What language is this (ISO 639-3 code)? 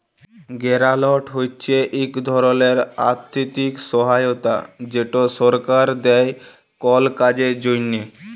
ben